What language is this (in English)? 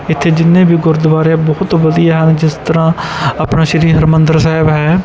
Punjabi